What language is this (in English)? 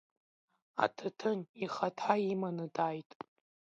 Abkhazian